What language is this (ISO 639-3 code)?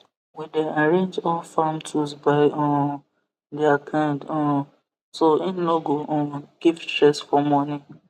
pcm